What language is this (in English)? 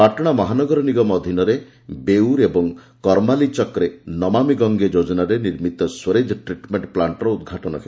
Odia